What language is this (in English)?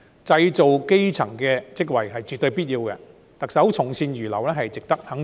Cantonese